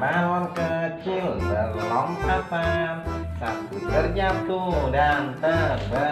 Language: Indonesian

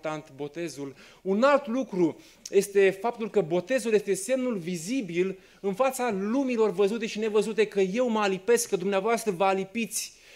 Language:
Romanian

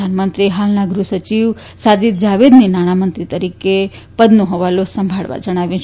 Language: Gujarati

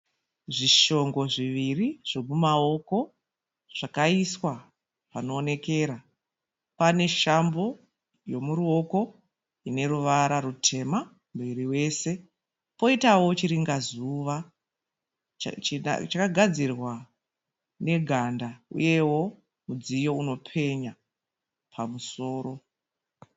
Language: Shona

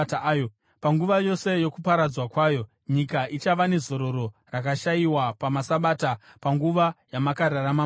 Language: Shona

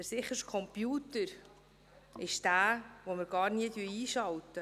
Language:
Swiss German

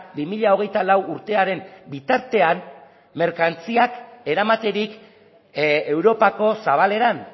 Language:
Basque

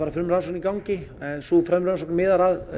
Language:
Icelandic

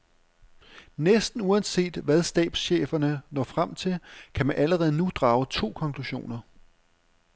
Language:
Danish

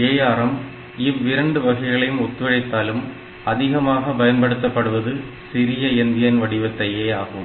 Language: Tamil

